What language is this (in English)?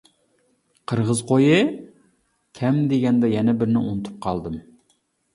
Uyghur